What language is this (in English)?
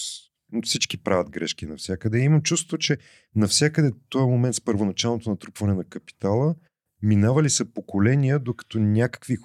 Bulgarian